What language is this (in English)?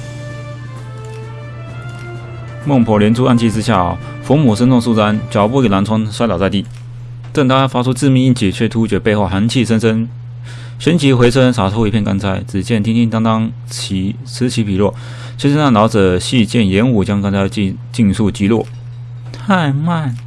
Chinese